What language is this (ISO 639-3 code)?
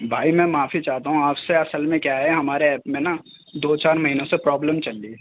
urd